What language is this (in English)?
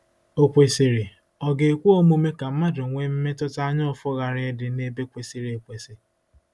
Igbo